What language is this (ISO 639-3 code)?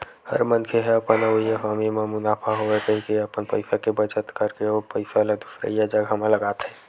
hne